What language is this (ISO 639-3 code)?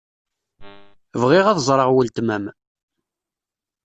kab